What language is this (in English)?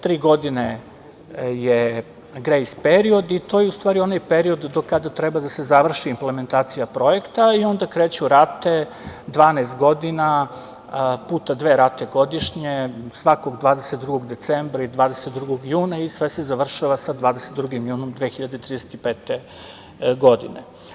Serbian